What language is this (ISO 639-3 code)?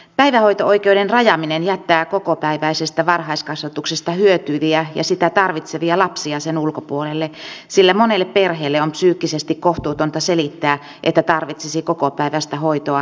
fin